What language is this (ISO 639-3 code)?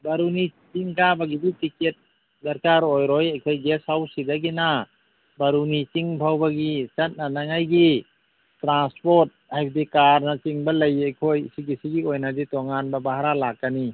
mni